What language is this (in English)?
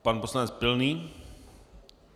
Czech